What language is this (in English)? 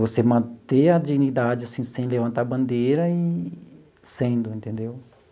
Portuguese